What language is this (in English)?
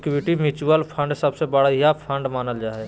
Magahi